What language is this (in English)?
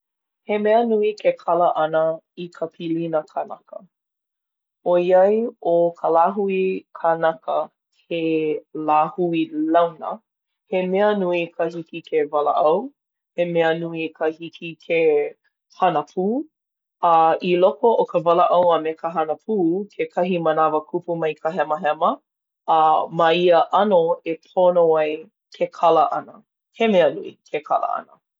Hawaiian